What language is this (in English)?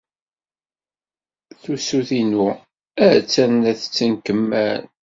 Kabyle